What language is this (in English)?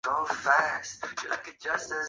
Chinese